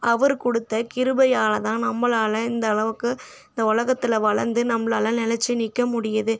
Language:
Tamil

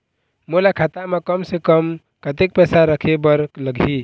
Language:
Chhattisgarhi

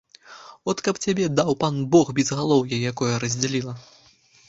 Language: Belarusian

